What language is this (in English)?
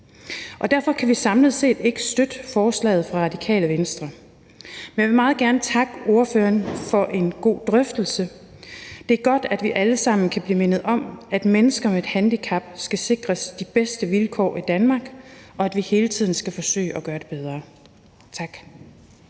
Danish